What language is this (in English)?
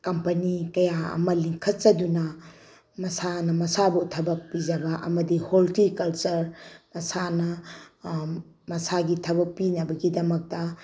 Manipuri